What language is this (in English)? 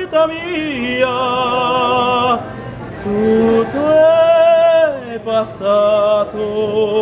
Greek